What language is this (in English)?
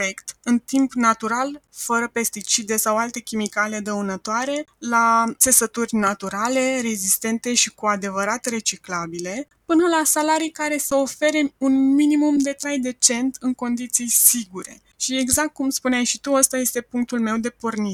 Romanian